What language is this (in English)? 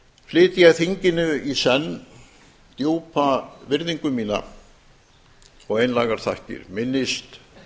Icelandic